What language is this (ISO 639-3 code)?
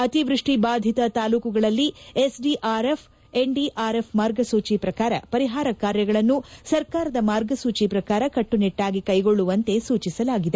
kan